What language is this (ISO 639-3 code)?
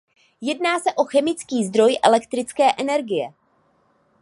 ces